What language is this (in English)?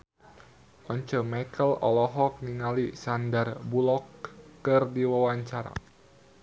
Sundanese